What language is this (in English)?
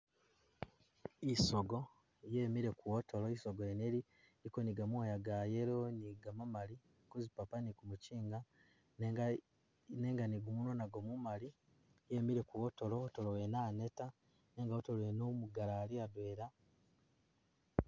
Masaaba